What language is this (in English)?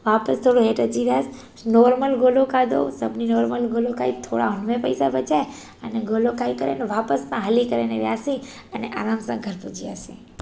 Sindhi